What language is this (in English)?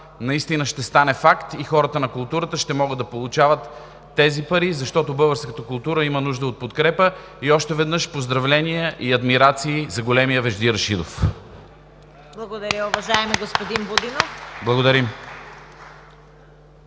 Bulgarian